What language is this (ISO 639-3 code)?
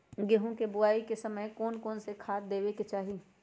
mag